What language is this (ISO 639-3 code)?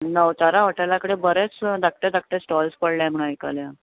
kok